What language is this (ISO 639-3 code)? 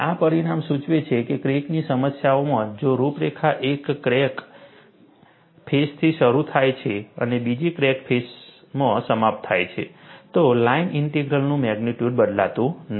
guj